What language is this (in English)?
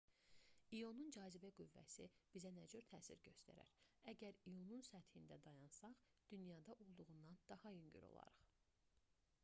Azerbaijani